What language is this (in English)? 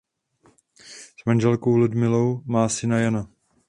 Czech